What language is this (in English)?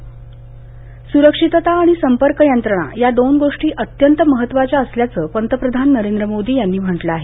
Marathi